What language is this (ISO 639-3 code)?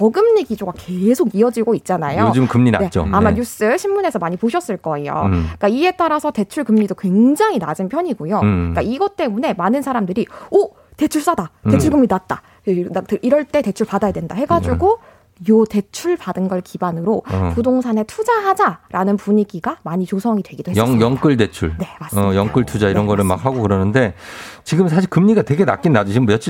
kor